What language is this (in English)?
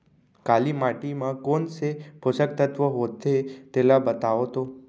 Chhattisgarhi